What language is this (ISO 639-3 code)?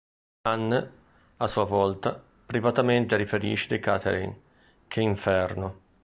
ita